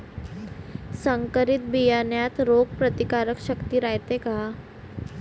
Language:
Marathi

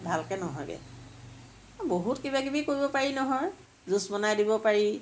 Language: Assamese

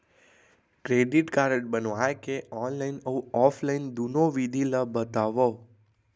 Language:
Chhattisgarhi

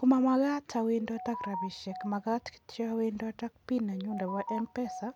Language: Kalenjin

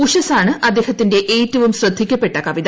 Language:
Malayalam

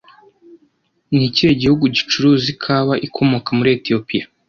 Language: Kinyarwanda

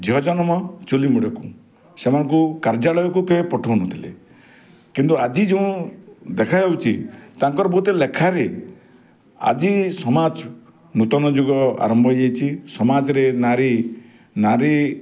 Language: Odia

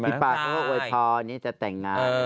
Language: Thai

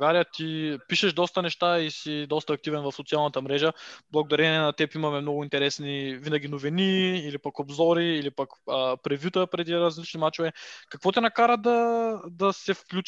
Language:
Bulgarian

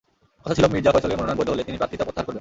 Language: Bangla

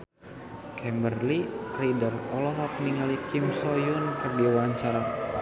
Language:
Sundanese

